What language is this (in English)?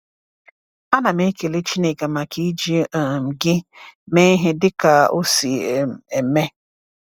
Igbo